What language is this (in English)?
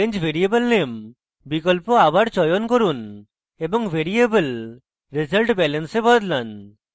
Bangla